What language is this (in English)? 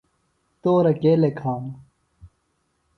Phalura